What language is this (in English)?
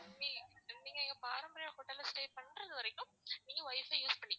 Tamil